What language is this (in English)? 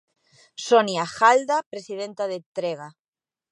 Galician